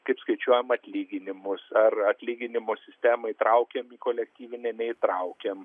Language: Lithuanian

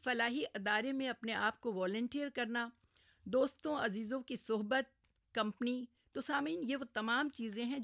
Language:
Urdu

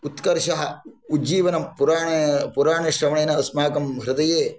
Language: Sanskrit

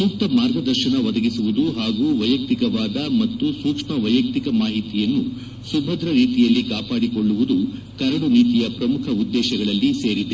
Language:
Kannada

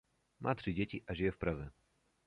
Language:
Czech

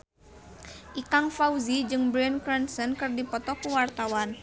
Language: Sundanese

